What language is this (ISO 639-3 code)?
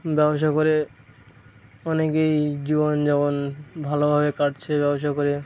ben